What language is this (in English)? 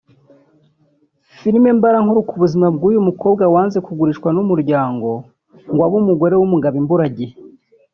Kinyarwanda